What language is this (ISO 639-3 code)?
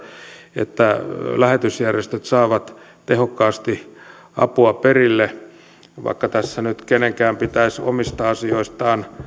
fin